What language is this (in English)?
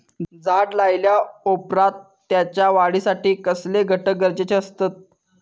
Marathi